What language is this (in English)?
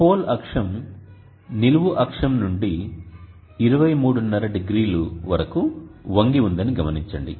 Telugu